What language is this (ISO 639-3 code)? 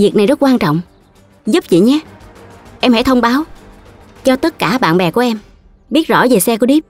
vie